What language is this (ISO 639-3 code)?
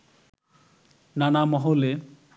ben